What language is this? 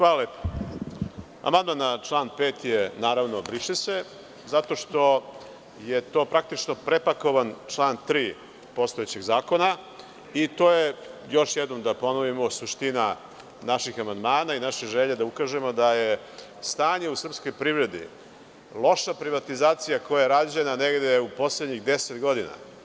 Serbian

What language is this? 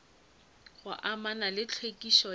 Northern Sotho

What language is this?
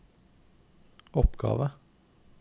Norwegian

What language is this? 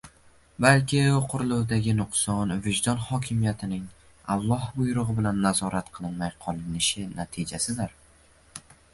Uzbek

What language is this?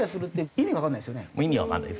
Japanese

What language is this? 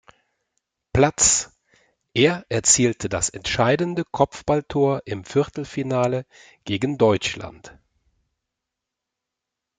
German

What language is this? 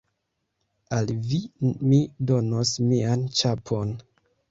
Esperanto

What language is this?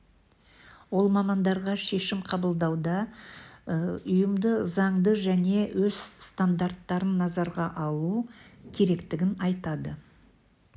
Kazakh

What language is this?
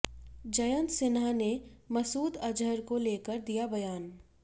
Hindi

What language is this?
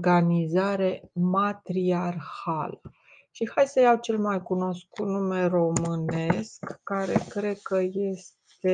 Romanian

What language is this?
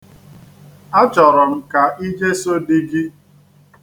Igbo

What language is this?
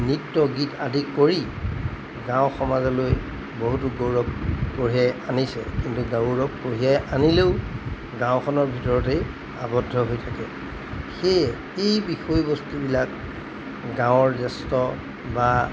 Assamese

